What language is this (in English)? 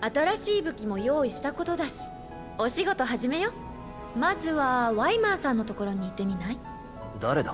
Japanese